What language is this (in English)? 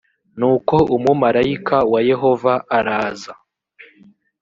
Kinyarwanda